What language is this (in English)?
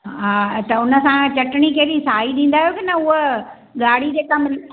Sindhi